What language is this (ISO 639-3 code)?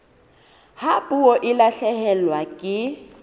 sot